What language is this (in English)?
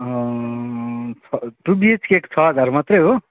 Nepali